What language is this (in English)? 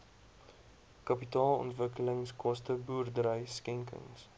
Afrikaans